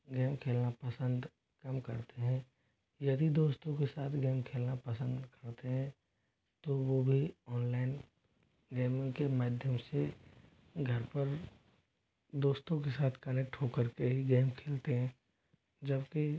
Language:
Hindi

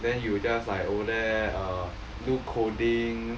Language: English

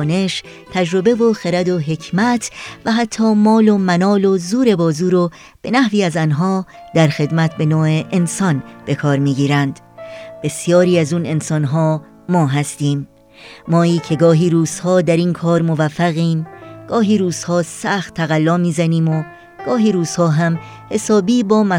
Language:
Persian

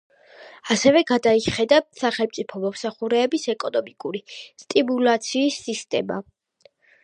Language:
Georgian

